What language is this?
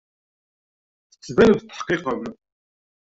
Kabyle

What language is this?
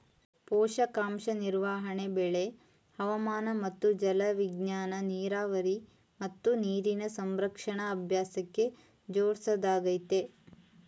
Kannada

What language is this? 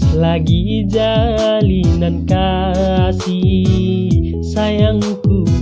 Indonesian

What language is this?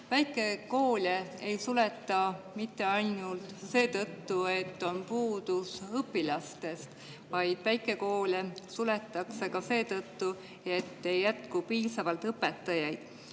Estonian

